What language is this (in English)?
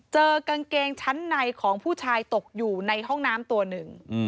Thai